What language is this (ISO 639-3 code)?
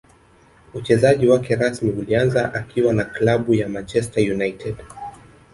swa